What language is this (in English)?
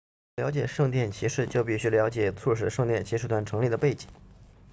Chinese